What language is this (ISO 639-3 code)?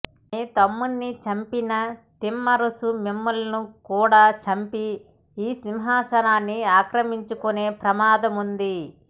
tel